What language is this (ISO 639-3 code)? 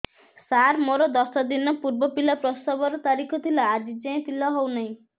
ori